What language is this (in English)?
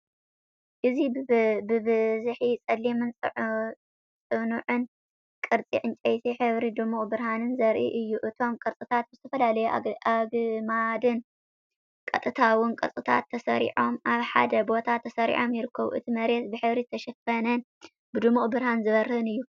Tigrinya